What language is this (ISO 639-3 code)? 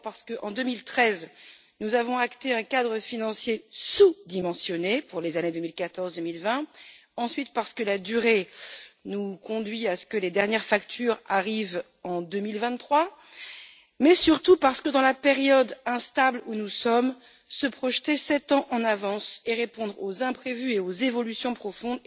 fra